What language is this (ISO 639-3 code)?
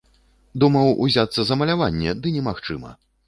bel